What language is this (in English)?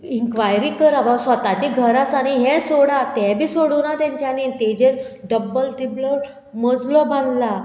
Konkani